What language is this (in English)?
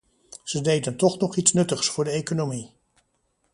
Dutch